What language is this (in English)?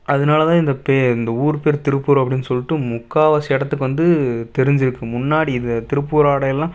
Tamil